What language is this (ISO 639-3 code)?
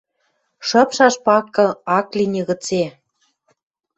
mrj